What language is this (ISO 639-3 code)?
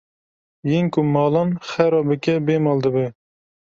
kur